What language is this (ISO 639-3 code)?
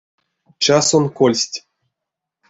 myv